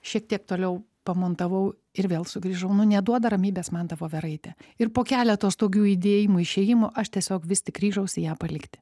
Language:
Lithuanian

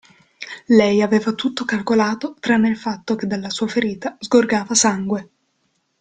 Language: Italian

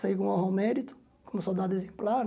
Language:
Portuguese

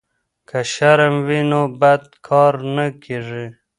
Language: Pashto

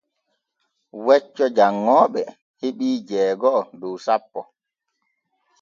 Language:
Borgu Fulfulde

